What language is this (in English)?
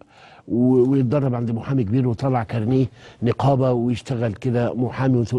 Arabic